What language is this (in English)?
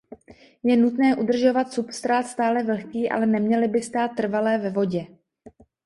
Czech